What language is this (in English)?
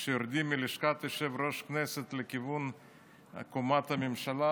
Hebrew